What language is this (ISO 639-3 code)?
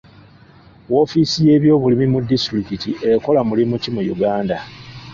lug